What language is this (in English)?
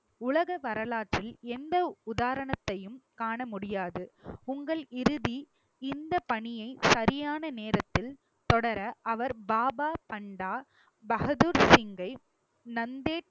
Tamil